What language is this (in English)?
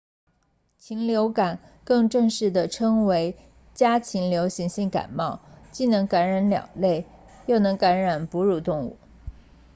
Chinese